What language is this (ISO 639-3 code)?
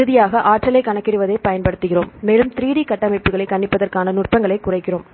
tam